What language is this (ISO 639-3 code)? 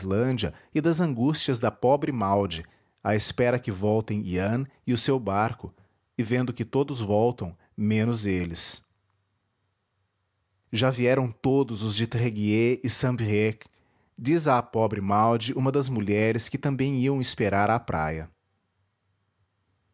por